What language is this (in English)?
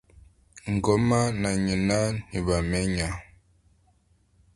Kinyarwanda